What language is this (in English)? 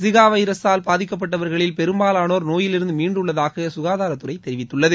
Tamil